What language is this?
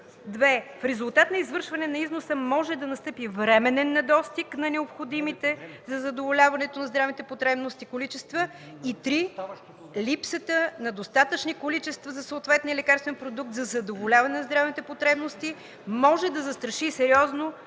Bulgarian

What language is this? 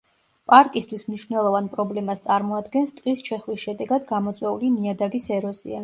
Georgian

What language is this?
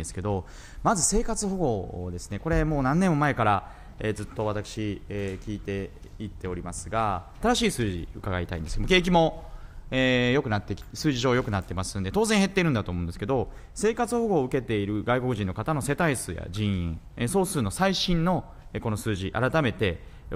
Japanese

